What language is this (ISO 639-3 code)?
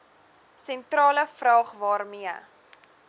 afr